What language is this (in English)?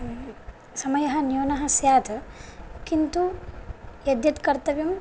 Sanskrit